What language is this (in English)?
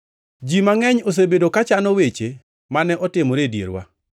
Luo (Kenya and Tanzania)